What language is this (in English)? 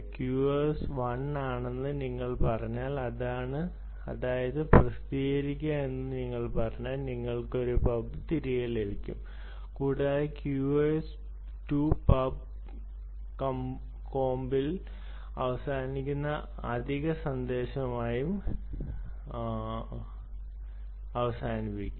Malayalam